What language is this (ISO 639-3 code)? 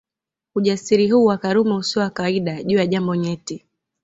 swa